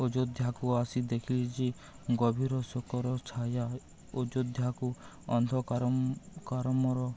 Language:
Odia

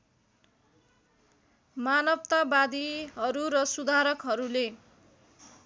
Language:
Nepali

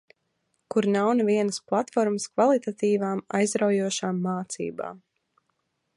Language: Latvian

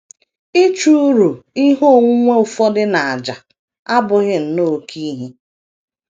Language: Igbo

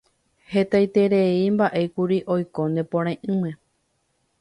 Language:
Guarani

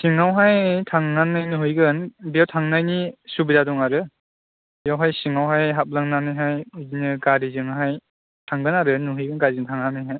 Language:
Bodo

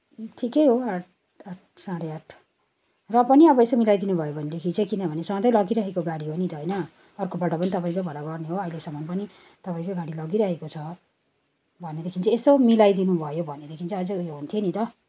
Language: Nepali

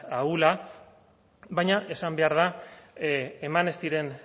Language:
Basque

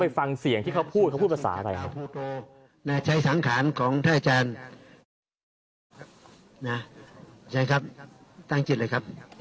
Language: Thai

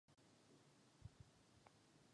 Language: Czech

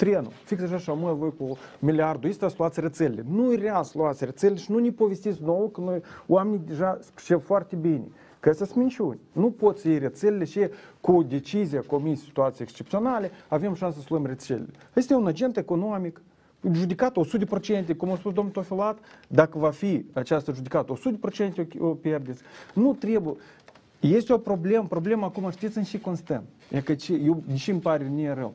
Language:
Romanian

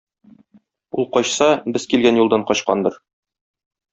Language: Tatar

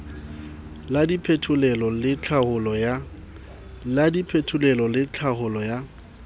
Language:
Southern Sotho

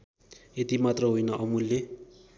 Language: Nepali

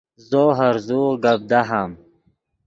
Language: Yidgha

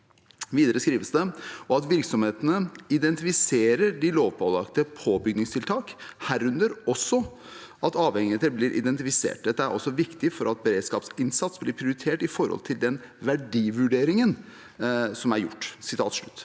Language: Norwegian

